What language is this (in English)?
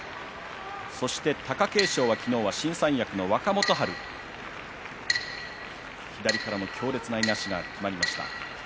Japanese